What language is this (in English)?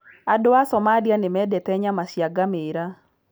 Kikuyu